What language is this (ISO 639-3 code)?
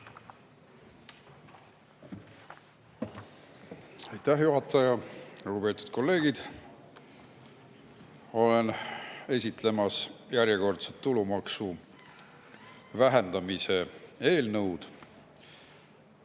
est